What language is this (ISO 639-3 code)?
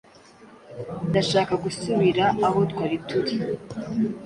kin